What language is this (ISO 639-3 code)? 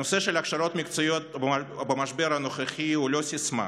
heb